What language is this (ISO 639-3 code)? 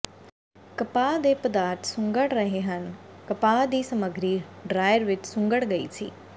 pan